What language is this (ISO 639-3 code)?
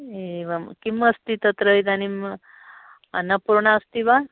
san